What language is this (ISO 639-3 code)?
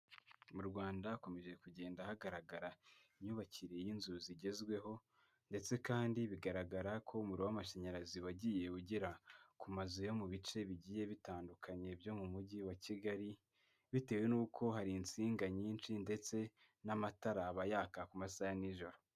kin